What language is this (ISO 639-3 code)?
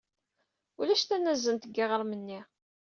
kab